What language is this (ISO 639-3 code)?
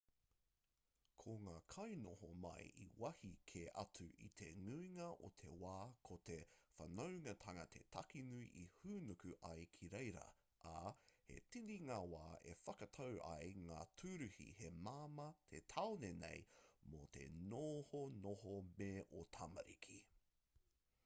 mri